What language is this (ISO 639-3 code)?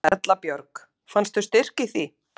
isl